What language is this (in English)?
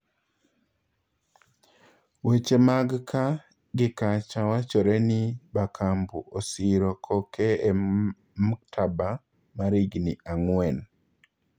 Luo (Kenya and Tanzania)